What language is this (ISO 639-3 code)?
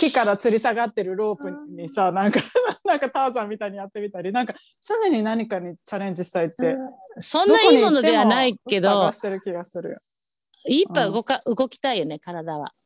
jpn